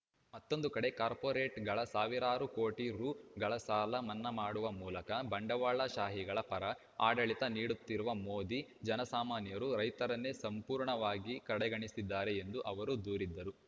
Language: Kannada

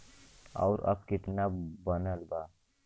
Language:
Bhojpuri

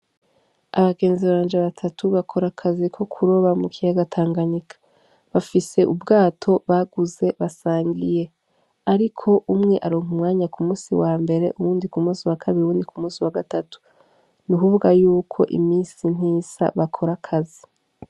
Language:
Rundi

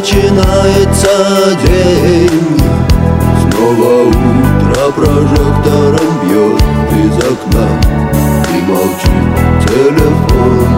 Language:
Russian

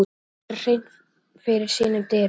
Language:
Icelandic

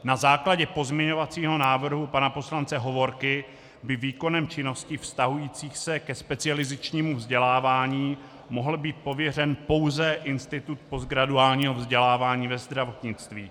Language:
Czech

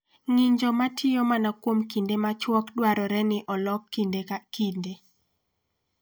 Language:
Luo (Kenya and Tanzania)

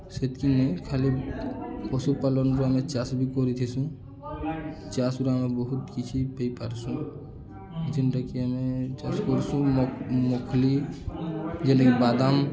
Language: Odia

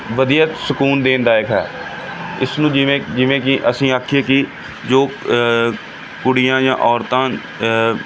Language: Punjabi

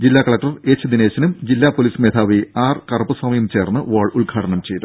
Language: Malayalam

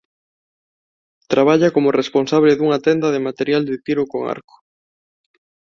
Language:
Galician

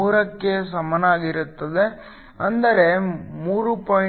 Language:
Kannada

